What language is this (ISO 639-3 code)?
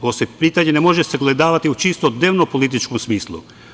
srp